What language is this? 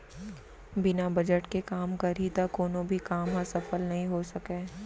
Chhattisgarhi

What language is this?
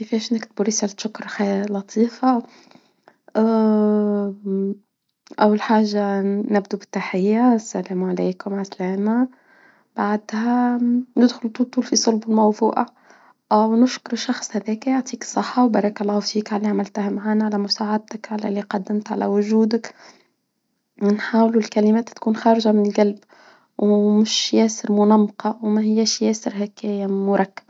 Tunisian Arabic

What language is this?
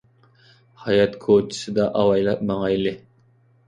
Uyghur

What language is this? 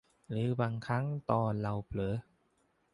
Thai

